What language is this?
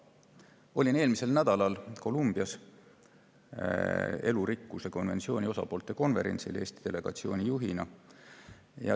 Estonian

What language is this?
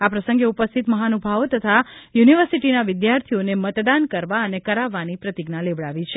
Gujarati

